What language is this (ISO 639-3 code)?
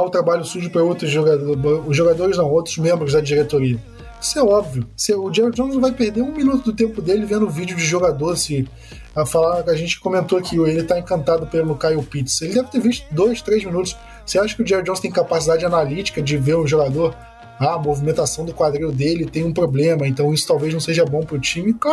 por